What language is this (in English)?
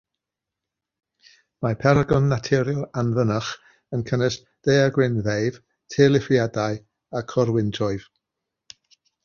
Welsh